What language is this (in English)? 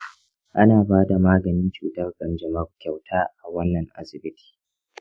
Hausa